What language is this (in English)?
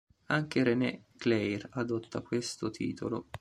Italian